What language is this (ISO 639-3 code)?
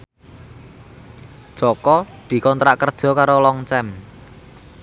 jav